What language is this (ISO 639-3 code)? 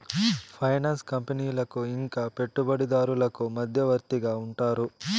tel